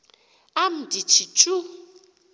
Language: Xhosa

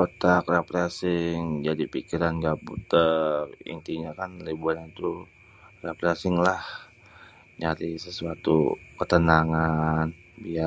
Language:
Betawi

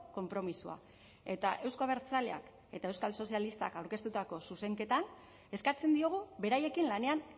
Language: Basque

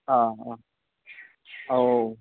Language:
Bodo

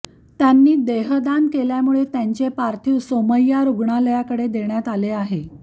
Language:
Marathi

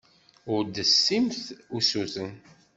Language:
Kabyle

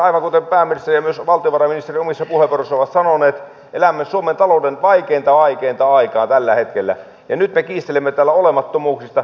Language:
Finnish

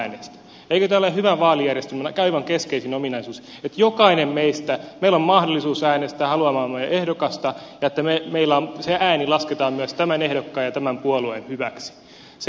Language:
Finnish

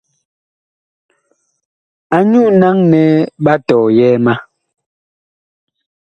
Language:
Bakoko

